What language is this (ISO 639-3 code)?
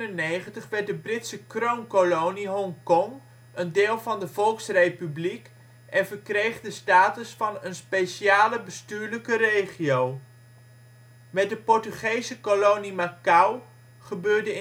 nld